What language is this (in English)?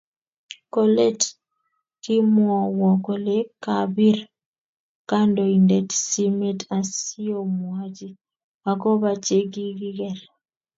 Kalenjin